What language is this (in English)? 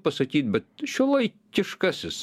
Lithuanian